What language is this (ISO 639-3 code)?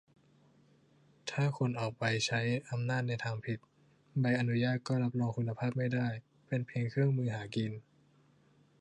tha